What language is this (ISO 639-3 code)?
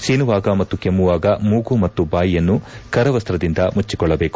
kan